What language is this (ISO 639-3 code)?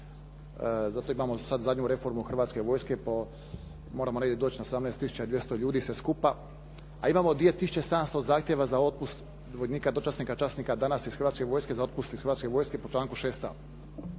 hrv